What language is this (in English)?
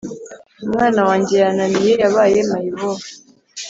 Kinyarwanda